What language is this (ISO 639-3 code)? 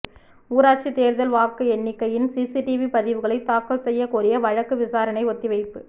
tam